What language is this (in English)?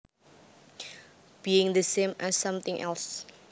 Javanese